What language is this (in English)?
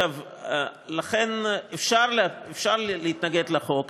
Hebrew